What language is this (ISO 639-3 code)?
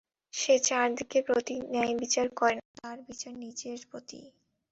ben